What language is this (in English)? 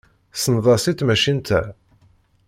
Kabyle